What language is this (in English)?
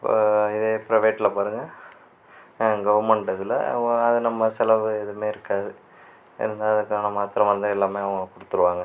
Tamil